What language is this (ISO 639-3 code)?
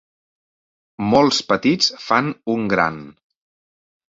cat